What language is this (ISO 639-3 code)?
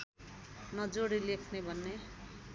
nep